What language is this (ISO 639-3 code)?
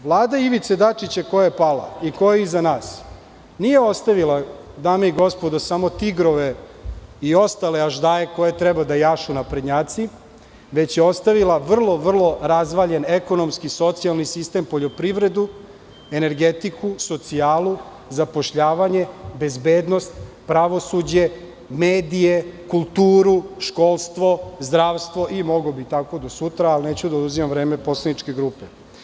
srp